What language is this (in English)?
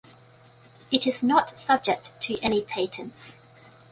English